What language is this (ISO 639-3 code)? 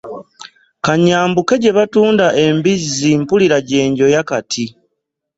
lug